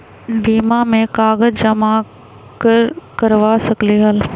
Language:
Magahi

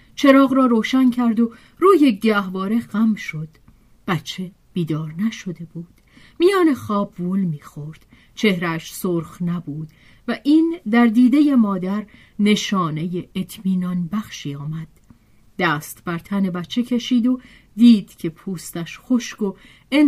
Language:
Persian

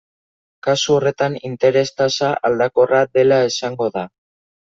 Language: Basque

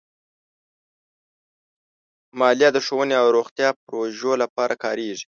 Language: Pashto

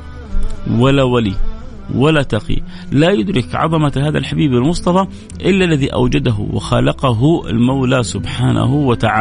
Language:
Arabic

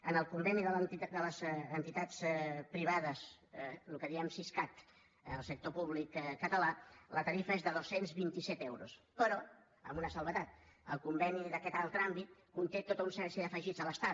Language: Catalan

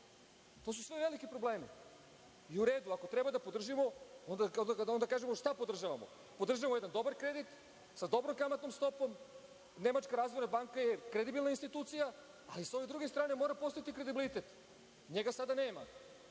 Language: Serbian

